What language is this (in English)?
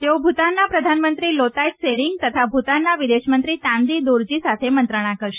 Gujarati